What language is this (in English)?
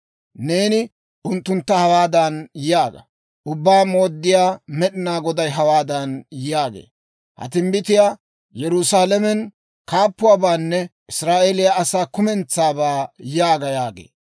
Dawro